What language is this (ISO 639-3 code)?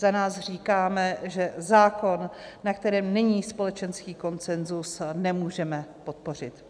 ces